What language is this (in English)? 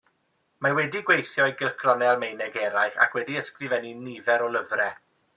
Welsh